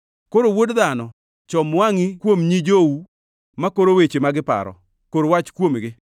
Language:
Luo (Kenya and Tanzania)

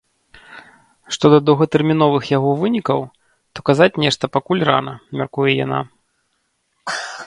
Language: Belarusian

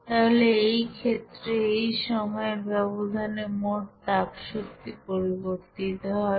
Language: Bangla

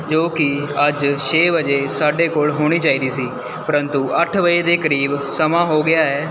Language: Punjabi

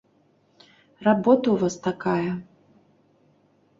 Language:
Belarusian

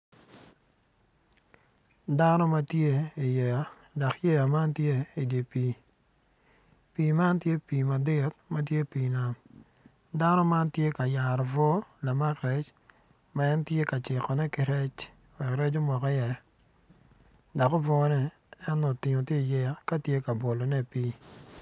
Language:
Acoli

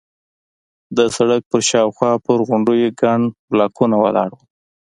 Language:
Pashto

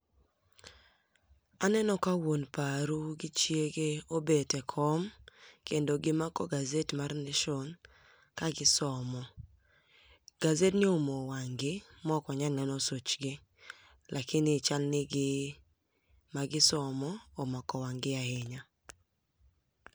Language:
Luo (Kenya and Tanzania)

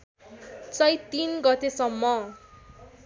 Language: Nepali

